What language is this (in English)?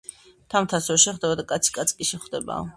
Georgian